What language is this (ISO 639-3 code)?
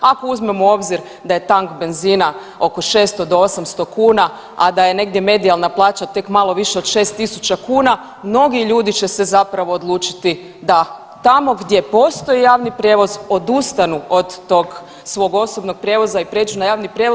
hrv